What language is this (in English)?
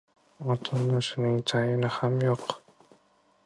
Uzbek